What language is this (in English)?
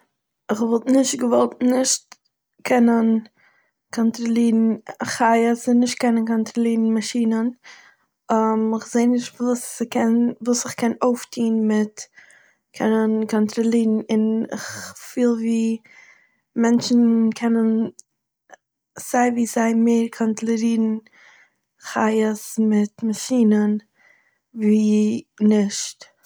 Yiddish